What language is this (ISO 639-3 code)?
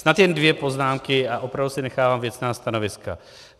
ces